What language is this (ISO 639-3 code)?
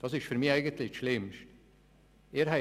gsw